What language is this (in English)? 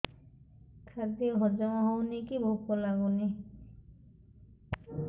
Odia